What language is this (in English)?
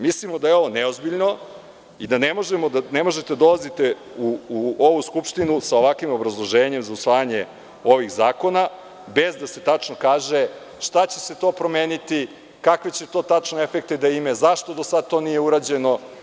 Serbian